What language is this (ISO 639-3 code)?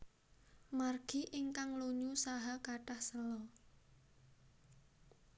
jav